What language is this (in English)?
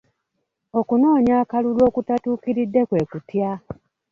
Ganda